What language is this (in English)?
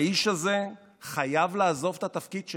Hebrew